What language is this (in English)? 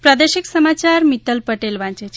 Gujarati